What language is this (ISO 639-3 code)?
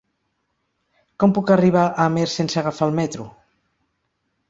cat